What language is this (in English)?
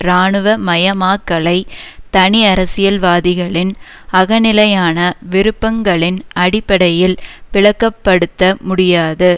Tamil